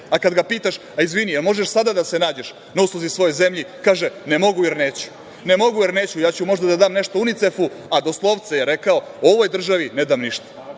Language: Serbian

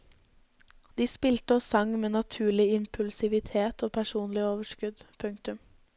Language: Norwegian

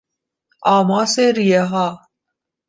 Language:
Persian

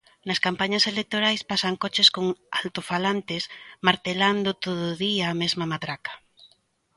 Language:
Galician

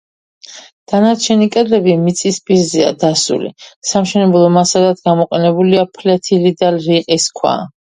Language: Georgian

